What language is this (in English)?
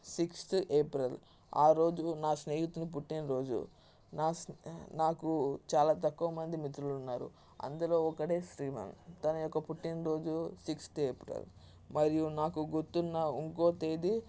Telugu